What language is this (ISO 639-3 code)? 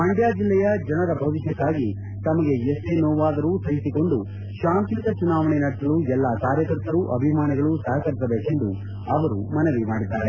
kan